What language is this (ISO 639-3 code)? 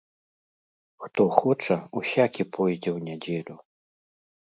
bel